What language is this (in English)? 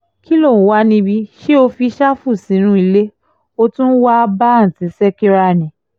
Yoruba